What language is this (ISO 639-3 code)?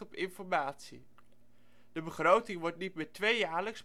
nld